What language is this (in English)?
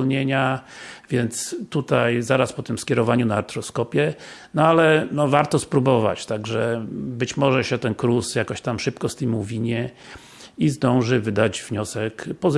Polish